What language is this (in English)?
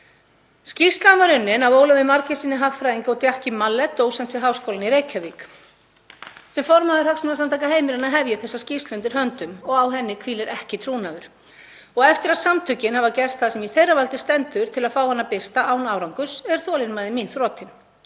Icelandic